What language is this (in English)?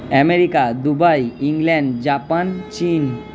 Bangla